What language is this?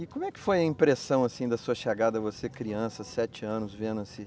Portuguese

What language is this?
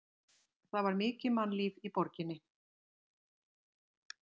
Icelandic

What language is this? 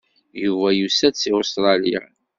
Kabyle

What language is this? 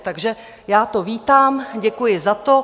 Czech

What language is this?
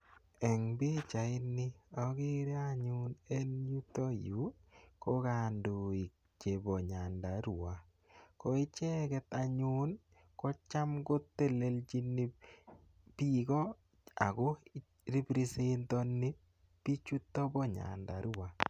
Kalenjin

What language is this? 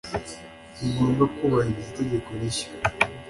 Kinyarwanda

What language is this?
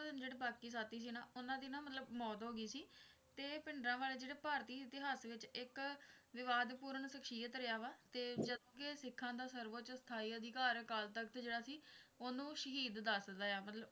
Punjabi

